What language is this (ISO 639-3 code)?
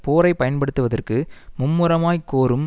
tam